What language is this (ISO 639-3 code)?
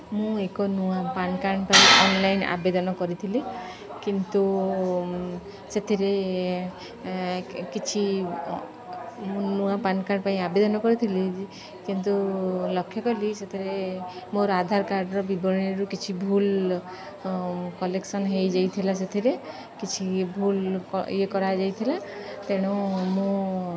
ori